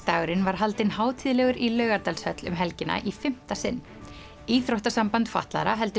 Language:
Icelandic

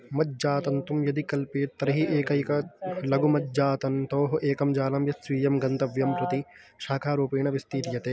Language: Sanskrit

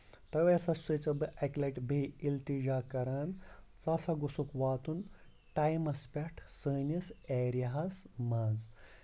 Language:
Kashmiri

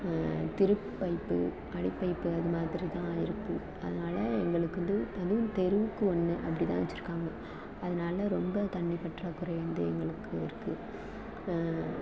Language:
Tamil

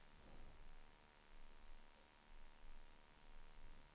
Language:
Swedish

